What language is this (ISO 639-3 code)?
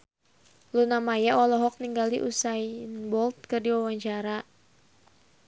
sun